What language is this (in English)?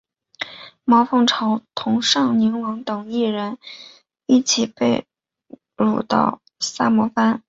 Chinese